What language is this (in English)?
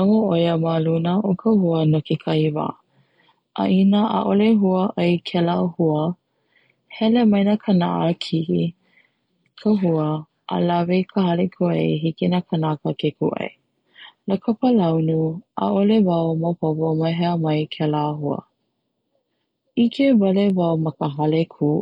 Hawaiian